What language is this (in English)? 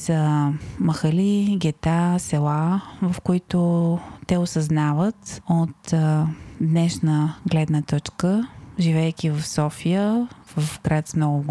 Bulgarian